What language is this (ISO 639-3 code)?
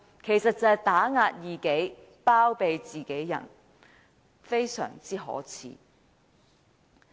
yue